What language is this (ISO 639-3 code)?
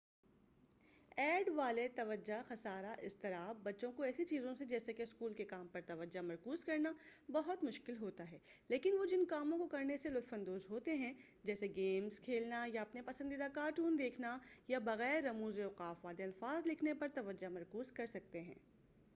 urd